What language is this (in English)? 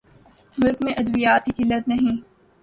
Urdu